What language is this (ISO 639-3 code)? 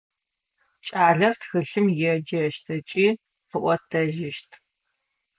ady